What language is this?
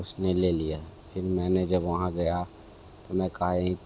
Hindi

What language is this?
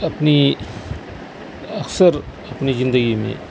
Urdu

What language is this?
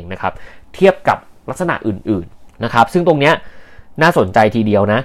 Thai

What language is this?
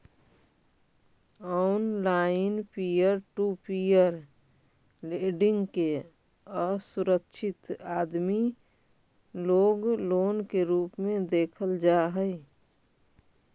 Magahi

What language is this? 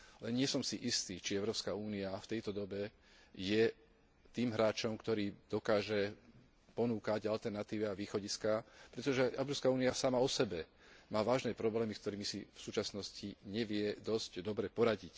Slovak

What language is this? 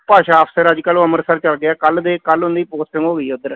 Punjabi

